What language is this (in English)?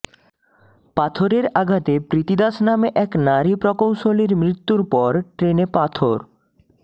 Bangla